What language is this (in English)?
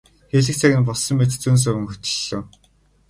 Mongolian